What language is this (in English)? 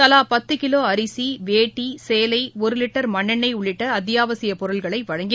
Tamil